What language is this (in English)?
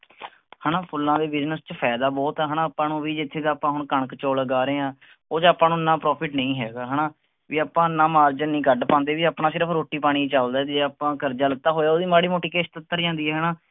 Punjabi